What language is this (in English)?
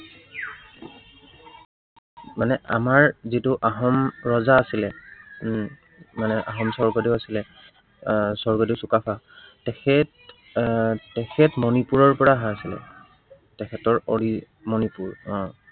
Assamese